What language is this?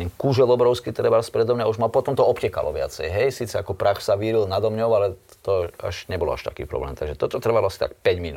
Slovak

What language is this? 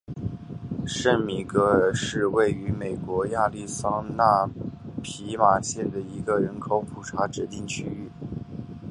Chinese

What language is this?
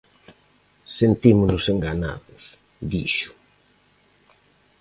Galician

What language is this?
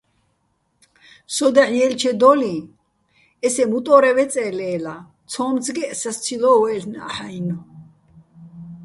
Bats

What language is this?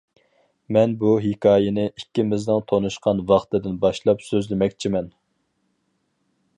Uyghur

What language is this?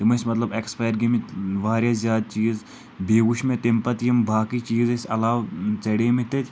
Kashmiri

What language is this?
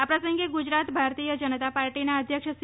Gujarati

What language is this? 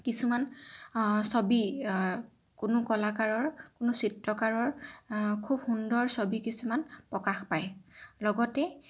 Assamese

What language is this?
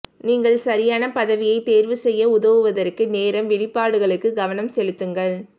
Tamil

